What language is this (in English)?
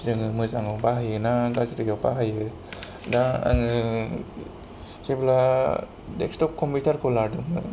Bodo